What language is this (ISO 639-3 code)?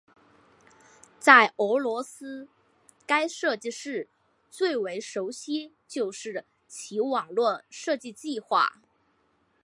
zho